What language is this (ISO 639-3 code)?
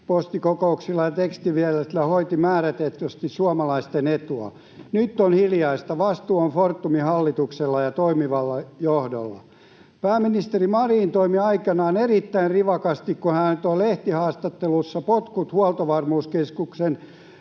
fin